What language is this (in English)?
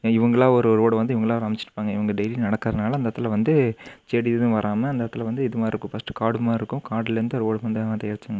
Tamil